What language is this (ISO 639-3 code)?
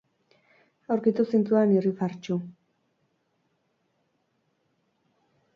eus